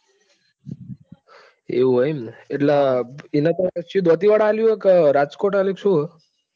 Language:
Gujarati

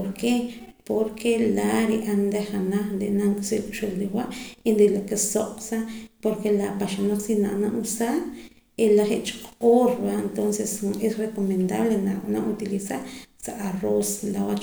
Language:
Poqomam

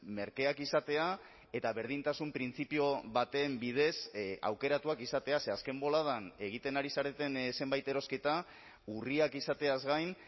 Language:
Basque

